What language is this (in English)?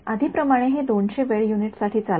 Marathi